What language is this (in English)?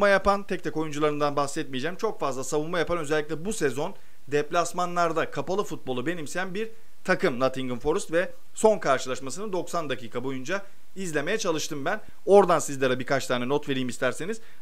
Turkish